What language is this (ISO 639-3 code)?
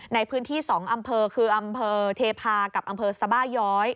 tha